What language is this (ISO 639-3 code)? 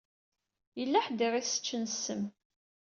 kab